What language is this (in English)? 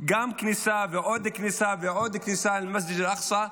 Hebrew